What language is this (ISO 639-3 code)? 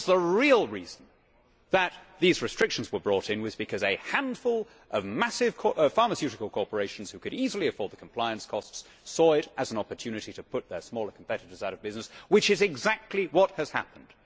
eng